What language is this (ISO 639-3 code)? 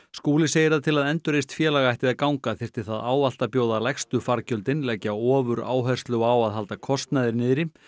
isl